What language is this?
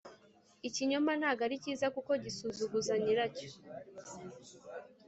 Kinyarwanda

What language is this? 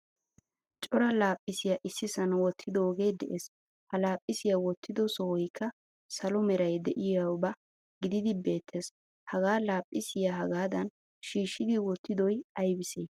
Wolaytta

